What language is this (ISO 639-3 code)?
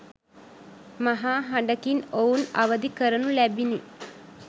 sin